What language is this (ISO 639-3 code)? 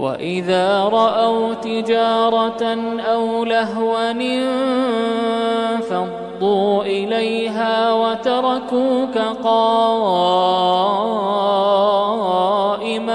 ara